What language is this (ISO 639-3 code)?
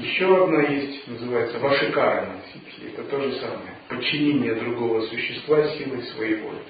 rus